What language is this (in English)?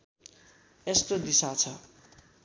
Nepali